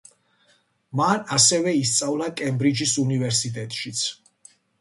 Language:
Georgian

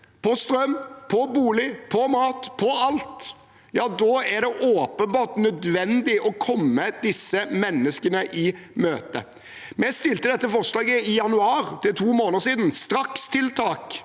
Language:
Norwegian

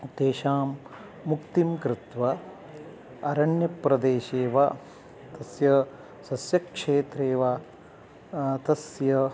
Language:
Sanskrit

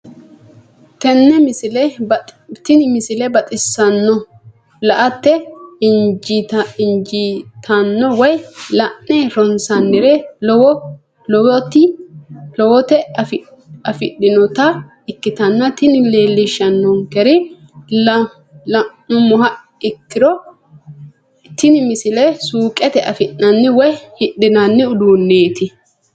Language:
Sidamo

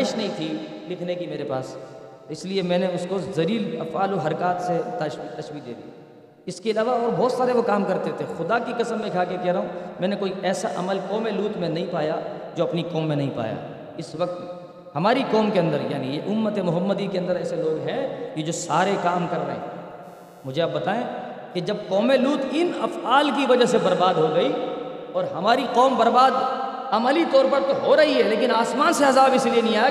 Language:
Urdu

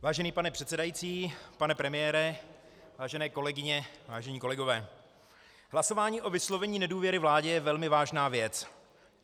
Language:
Czech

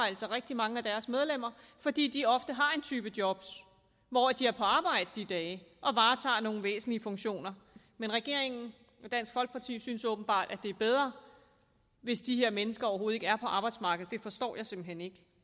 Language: Danish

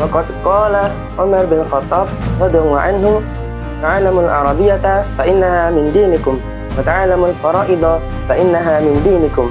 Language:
Arabic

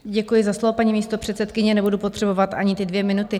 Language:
Czech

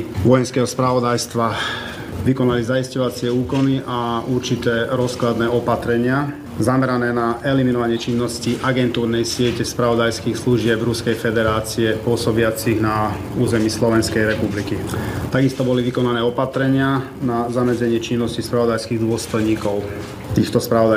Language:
Slovak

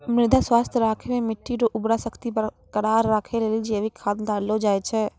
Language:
Maithili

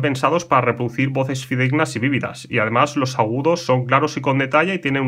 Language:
Spanish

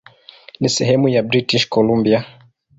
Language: Swahili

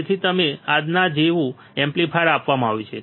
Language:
Gujarati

